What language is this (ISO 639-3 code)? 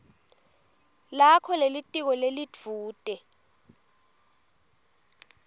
ssw